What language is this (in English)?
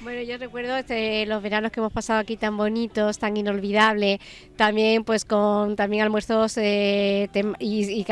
Spanish